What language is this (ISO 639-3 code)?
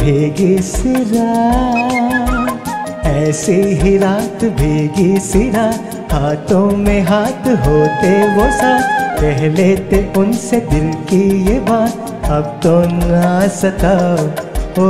hin